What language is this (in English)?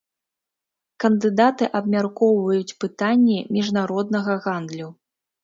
Belarusian